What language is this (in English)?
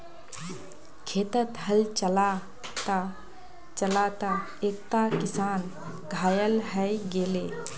Magahi